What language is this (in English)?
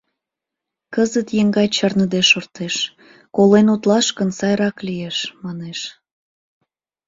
Mari